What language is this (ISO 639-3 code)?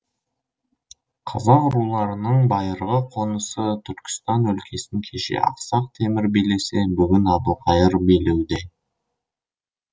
kaz